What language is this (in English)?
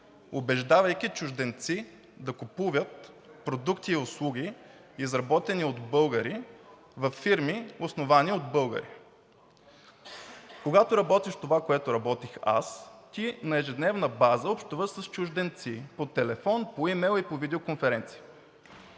Bulgarian